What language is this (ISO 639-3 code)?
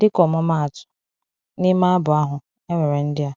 ibo